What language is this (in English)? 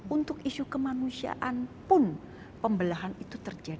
Indonesian